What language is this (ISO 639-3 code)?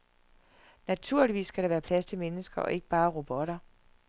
dan